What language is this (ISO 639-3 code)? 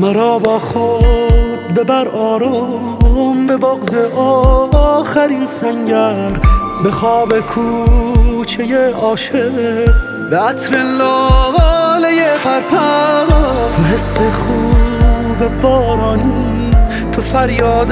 fas